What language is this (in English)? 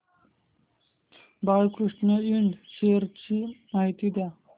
Marathi